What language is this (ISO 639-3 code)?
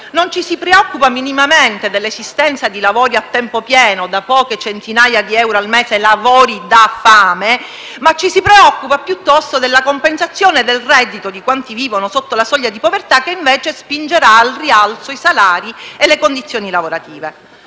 ita